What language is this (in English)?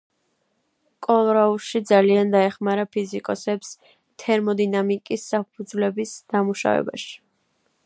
Georgian